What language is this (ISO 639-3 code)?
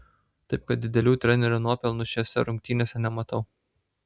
lit